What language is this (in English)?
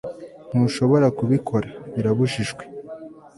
Kinyarwanda